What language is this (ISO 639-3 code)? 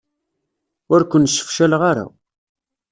kab